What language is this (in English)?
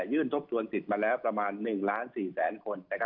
Thai